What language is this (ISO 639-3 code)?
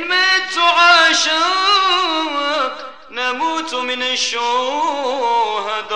ara